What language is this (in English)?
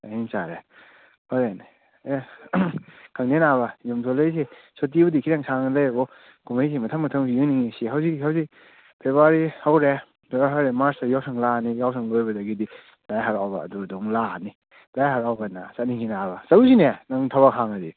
Manipuri